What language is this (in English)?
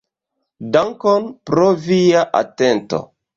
Esperanto